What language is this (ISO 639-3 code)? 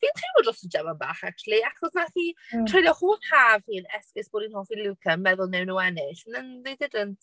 cym